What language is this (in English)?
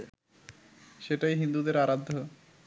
Bangla